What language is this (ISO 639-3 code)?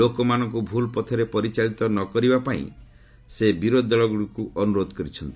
ori